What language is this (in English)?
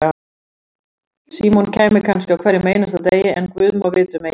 Icelandic